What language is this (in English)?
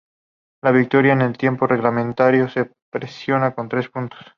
Spanish